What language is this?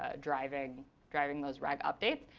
English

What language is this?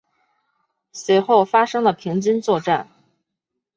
Chinese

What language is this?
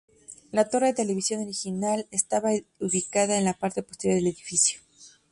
Spanish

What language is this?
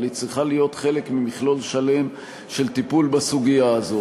Hebrew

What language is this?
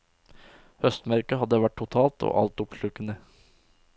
Norwegian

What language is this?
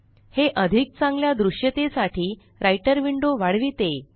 Marathi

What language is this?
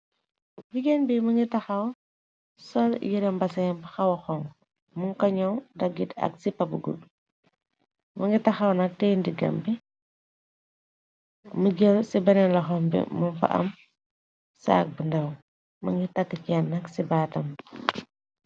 Wolof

